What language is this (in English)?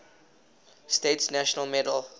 English